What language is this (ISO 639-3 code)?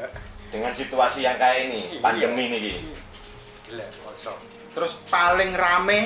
ind